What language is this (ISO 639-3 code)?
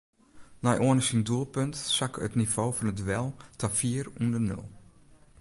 fry